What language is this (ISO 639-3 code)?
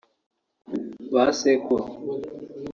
kin